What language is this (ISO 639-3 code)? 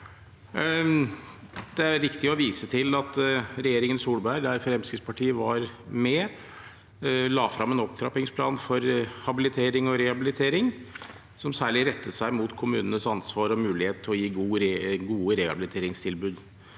nor